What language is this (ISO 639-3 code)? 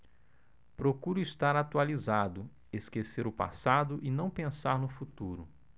por